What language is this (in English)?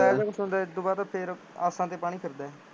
Punjabi